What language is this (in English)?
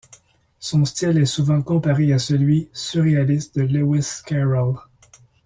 French